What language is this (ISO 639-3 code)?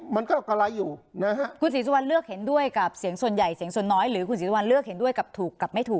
tha